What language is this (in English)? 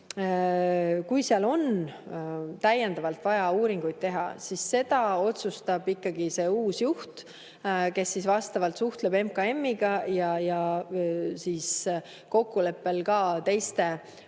Estonian